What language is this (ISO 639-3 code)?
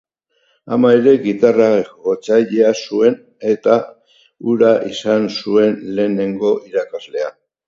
eus